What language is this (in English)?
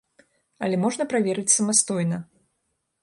Belarusian